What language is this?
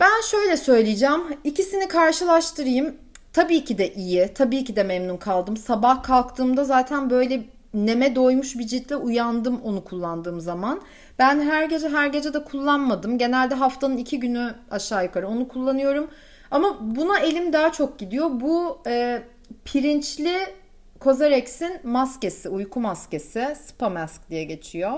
Turkish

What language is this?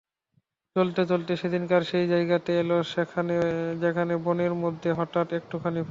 Bangla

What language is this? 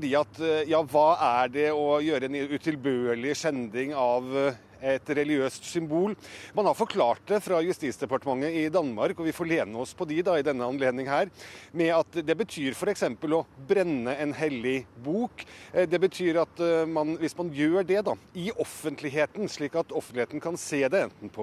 Norwegian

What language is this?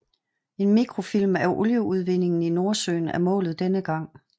Danish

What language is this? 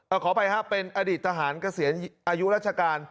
Thai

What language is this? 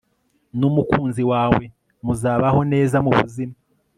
Kinyarwanda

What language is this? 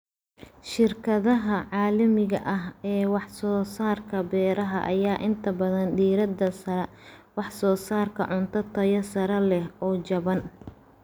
Somali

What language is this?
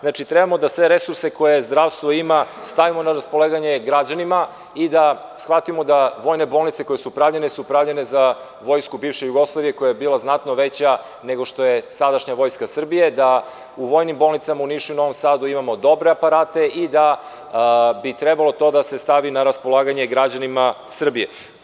Serbian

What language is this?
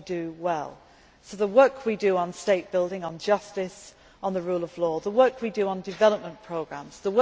English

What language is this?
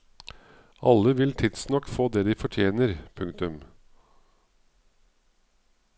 Norwegian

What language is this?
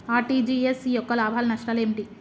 Telugu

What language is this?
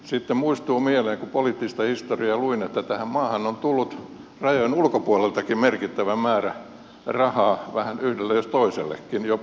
Finnish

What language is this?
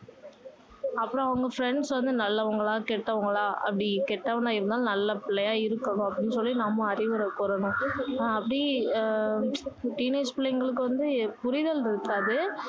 Tamil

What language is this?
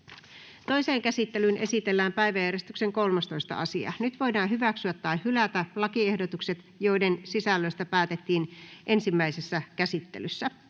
Finnish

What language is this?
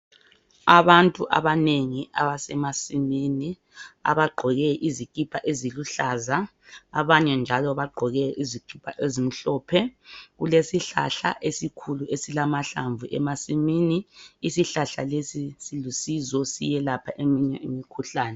North Ndebele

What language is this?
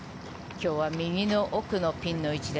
Japanese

